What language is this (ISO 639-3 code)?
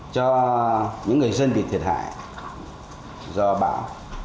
vie